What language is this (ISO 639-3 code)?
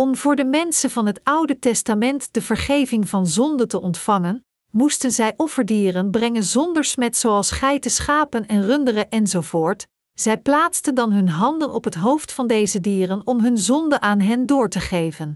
nld